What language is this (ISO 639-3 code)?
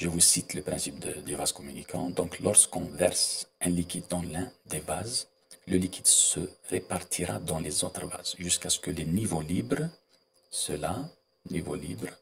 fra